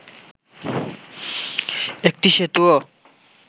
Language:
Bangla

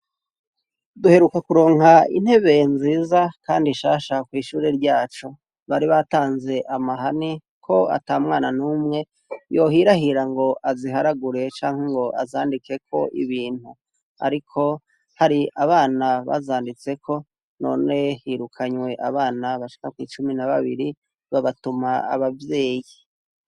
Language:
Rundi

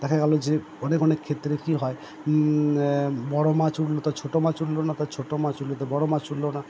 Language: Bangla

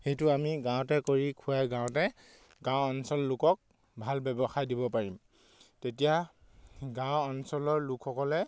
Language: Assamese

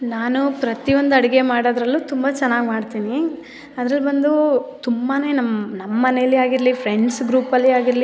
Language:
Kannada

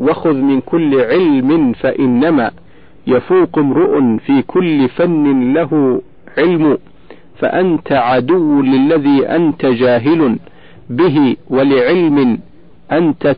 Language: Arabic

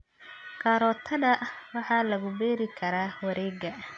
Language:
Somali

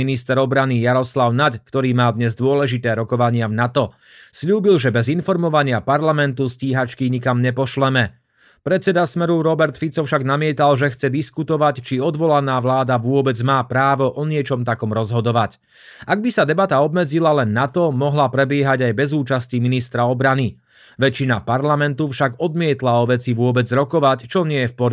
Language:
Slovak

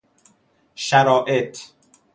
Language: Persian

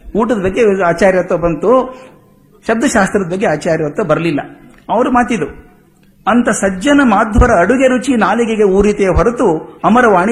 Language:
Kannada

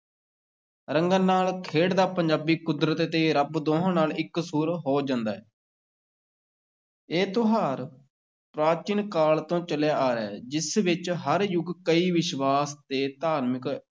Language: Punjabi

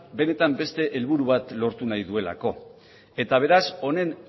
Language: Basque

